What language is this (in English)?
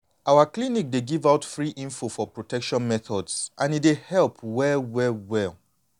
Nigerian Pidgin